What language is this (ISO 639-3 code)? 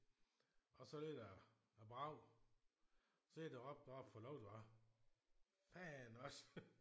dan